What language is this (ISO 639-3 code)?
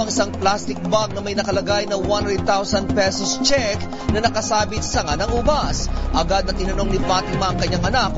fil